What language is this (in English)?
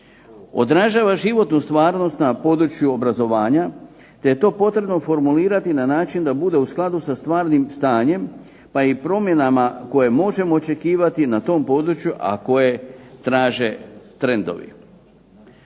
Croatian